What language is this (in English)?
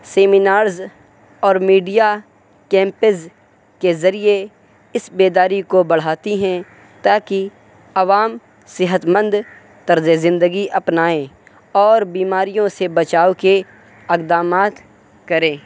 Urdu